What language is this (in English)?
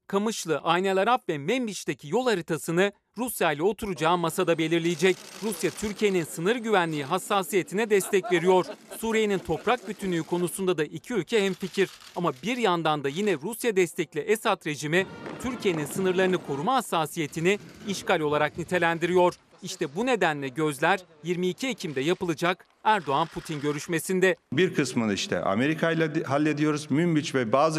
Turkish